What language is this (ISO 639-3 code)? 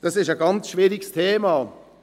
gsw